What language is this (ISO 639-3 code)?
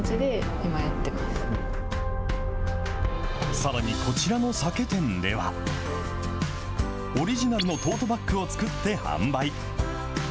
jpn